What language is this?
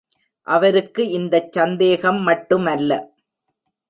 Tamil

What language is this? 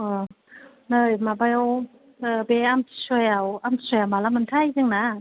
Bodo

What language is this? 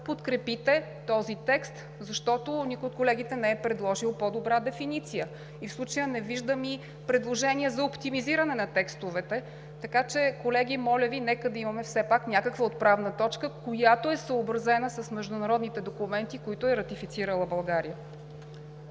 Bulgarian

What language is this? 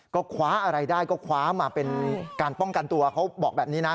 Thai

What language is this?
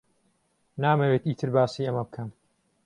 Central Kurdish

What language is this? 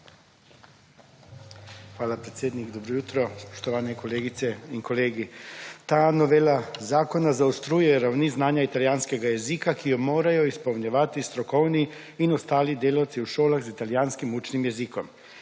Slovenian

